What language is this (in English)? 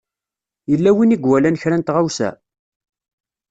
Kabyle